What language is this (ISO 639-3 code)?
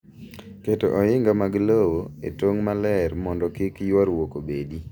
luo